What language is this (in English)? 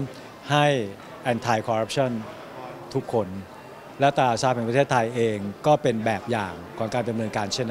Thai